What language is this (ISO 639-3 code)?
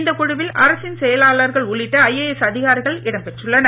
tam